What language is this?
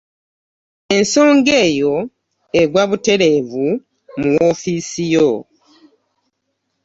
Ganda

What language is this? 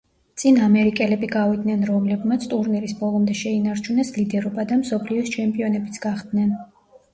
Georgian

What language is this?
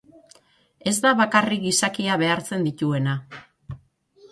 Basque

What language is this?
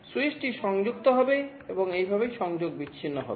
Bangla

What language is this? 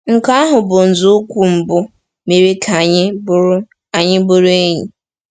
Igbo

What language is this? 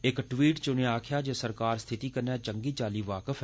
Dogri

